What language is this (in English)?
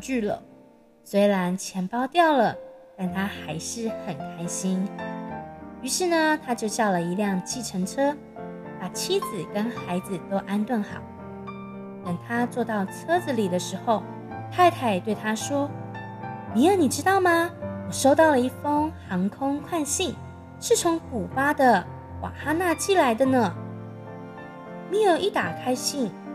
Chinese